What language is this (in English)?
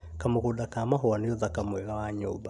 Kikuyu